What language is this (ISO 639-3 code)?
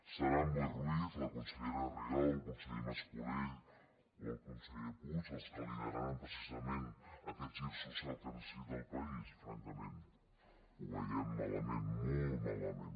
cat